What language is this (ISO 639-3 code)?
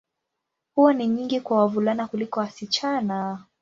swa